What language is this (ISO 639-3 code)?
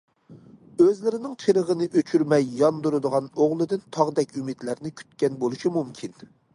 uig